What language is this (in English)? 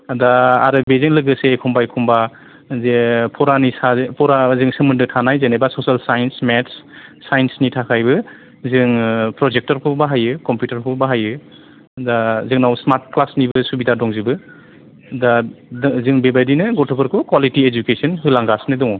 Bodo